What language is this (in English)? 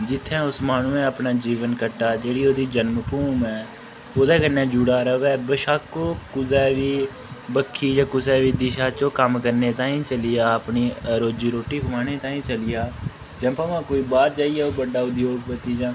Dogri